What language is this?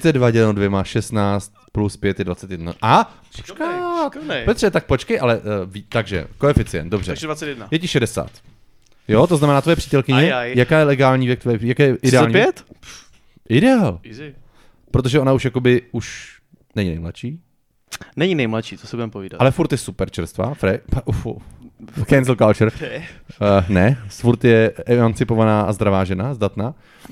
Czech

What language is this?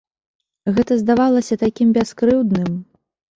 Belarusian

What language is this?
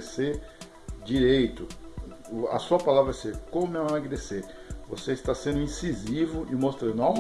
Portuguese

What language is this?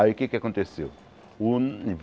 Portuguese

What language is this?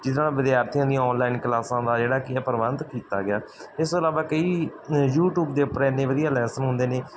Punjabi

